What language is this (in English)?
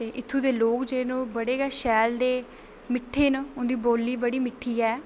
Dogri